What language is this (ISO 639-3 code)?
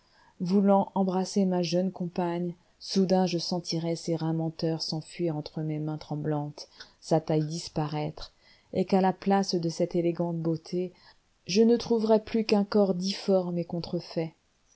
fra